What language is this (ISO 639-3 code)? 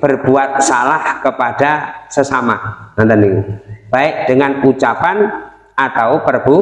ind